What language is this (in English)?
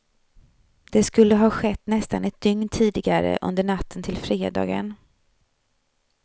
Swedish